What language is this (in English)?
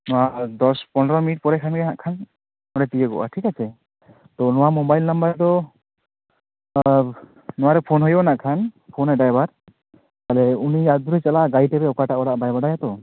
Santali